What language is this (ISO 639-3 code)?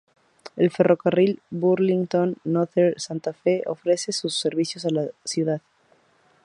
spa